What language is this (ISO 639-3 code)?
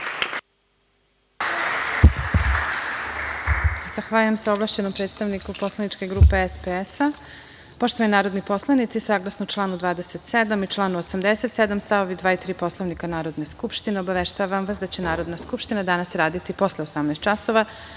srp